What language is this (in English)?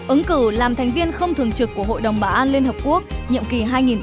Vietnamese